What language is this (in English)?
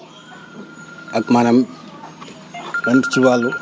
Wolof